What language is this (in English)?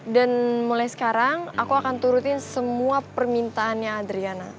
Indonesian